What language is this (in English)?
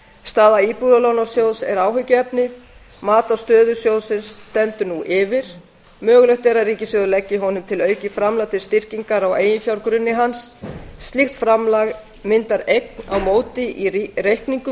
Icelandic